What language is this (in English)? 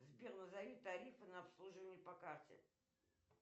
Russian